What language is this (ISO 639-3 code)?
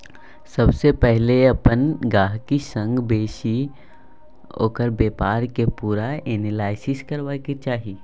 mai